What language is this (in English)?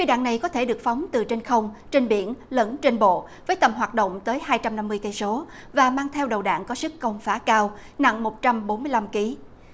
Vietnamese